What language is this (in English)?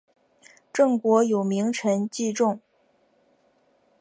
Chinese